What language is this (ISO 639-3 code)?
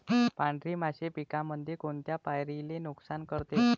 mar